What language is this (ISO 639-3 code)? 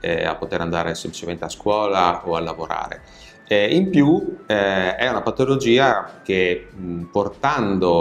ita